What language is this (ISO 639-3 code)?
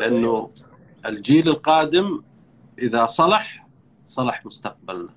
ara